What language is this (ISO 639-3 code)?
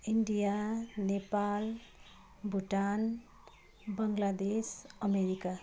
nep